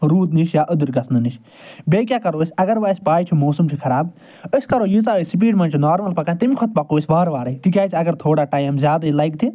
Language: Kashmiri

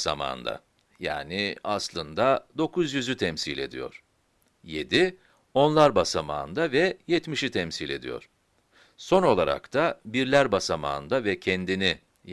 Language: Turkish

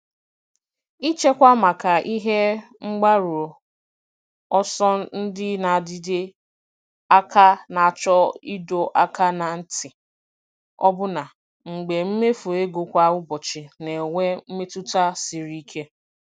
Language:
Igbo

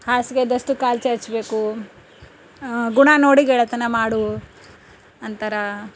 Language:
Kannada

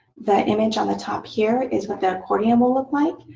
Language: English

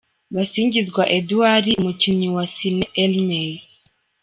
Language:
Kinyarwanda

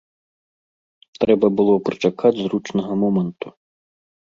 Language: Belarusian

